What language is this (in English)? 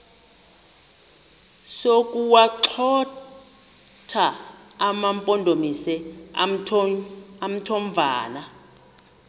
Xhosa